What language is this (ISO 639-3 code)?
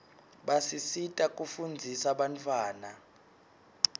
ssw